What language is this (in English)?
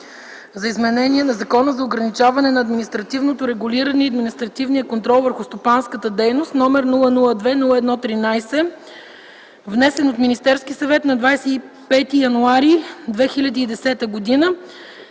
Bulgarian